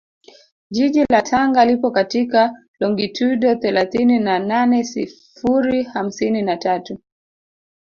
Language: Swahili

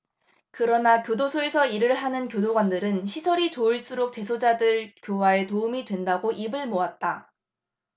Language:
Korean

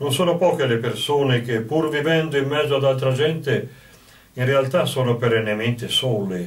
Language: Italian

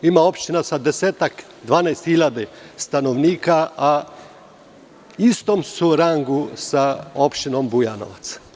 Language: Serbian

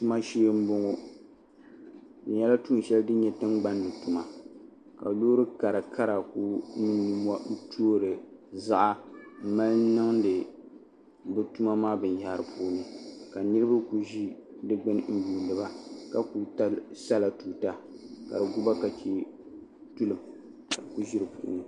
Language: Dagbani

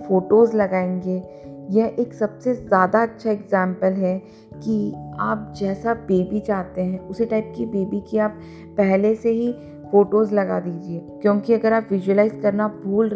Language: Hindi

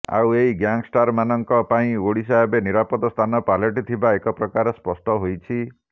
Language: Odia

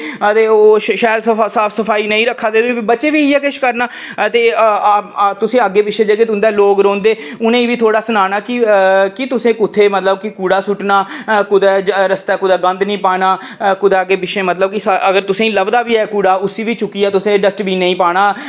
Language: Dogri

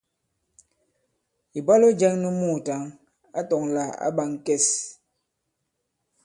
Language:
Bankon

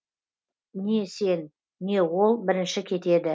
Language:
Kazakh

